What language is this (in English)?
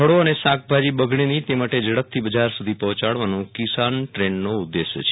Gujarati